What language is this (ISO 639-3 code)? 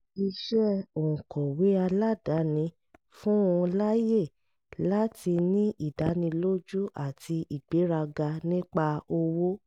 yor